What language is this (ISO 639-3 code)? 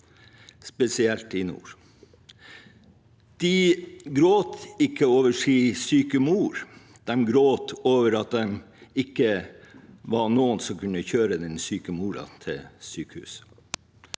nor